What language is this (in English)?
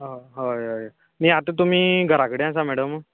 Konkani